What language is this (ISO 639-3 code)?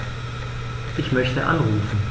deu